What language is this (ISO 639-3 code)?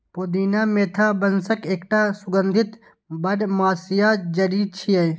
mai